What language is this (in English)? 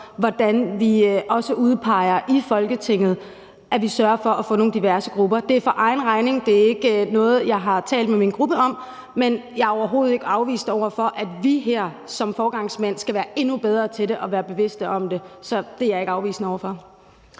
Danish